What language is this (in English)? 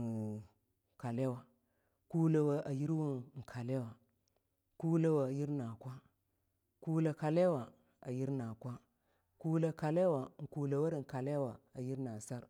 Longuda